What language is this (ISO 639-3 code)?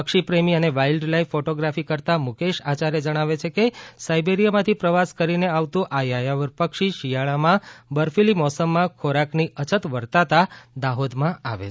guj